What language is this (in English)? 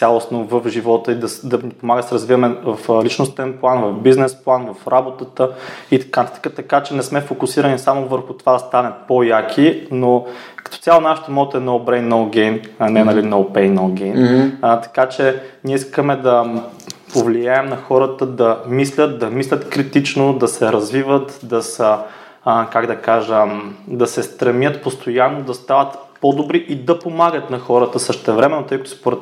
Bulgarian